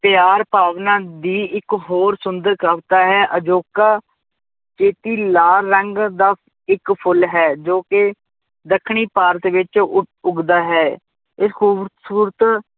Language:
Punjabi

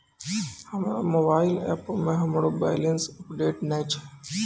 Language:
Maithili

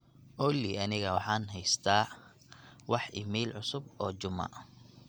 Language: Somali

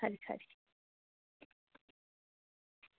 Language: Dogri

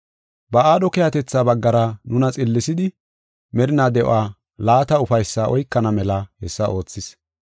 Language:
Gofa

